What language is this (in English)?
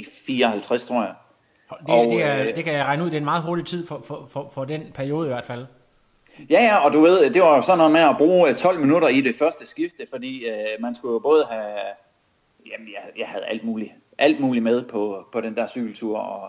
Danish